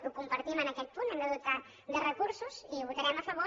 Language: Catalan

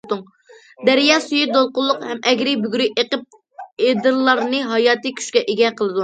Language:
Uyghur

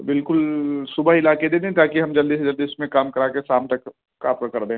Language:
Urdu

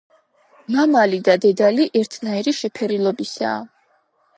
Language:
Georgian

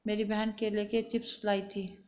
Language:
Hindi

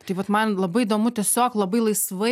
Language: Lithuanian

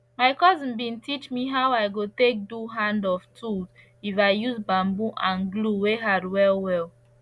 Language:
Nigerian Pidgin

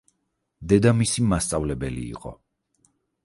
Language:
Georgian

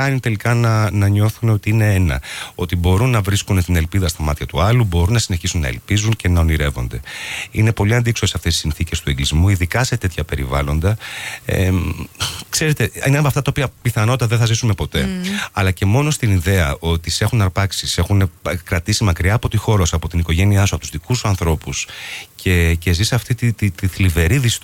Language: Greek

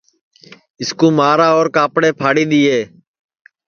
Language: Sansi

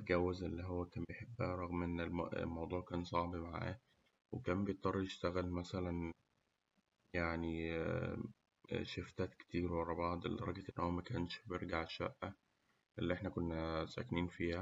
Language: Egyptian Arabic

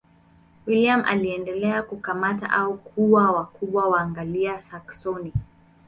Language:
Swahili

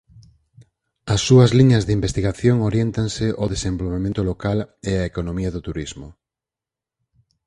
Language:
Galician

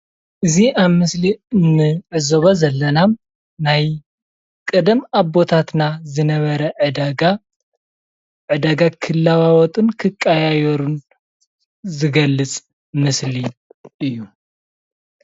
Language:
Tigrinya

